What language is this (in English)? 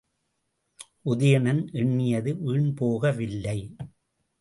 Tamil